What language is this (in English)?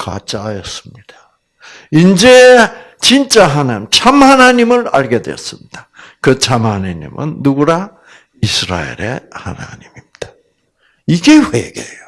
Korean